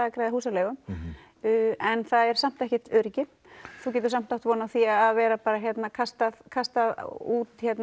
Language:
Icelandic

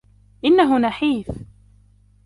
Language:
Arabic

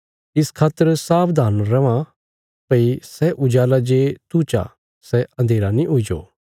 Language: Bilaspuri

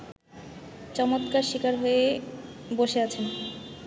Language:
Bangla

